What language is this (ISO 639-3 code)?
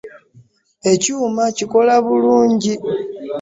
lug